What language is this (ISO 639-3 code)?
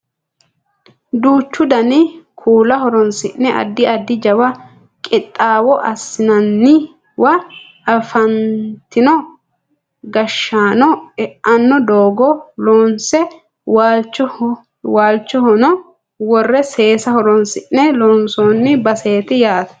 sid